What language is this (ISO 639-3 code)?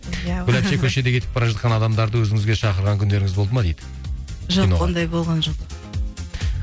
kaz